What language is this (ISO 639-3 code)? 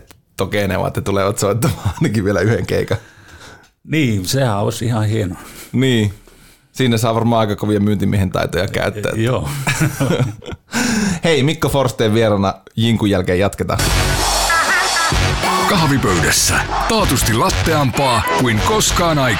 fin